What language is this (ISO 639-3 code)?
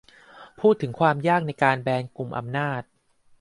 tha